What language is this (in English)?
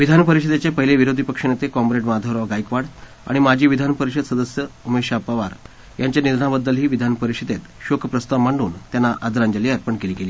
Marathi